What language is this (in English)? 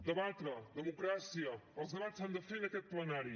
Catalan